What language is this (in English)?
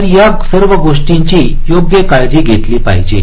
Marathi